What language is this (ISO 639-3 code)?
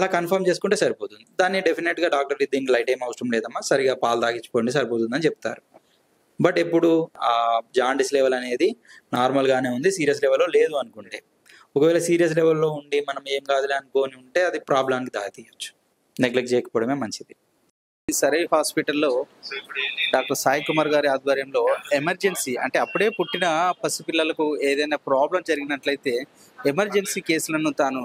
tel